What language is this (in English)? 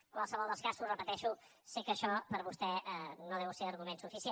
Catalan